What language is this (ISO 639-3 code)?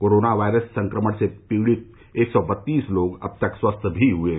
hin